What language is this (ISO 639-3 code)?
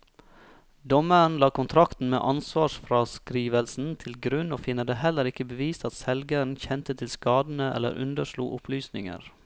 nor